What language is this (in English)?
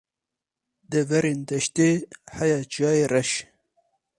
Kurdish